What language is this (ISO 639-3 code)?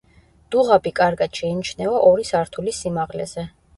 kat